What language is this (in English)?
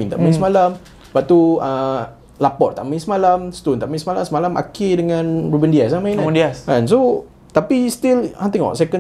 Malay